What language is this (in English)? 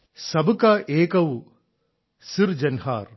Malayalam